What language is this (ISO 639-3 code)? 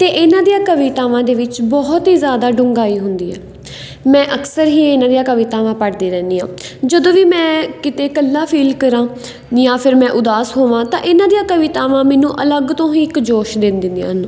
pan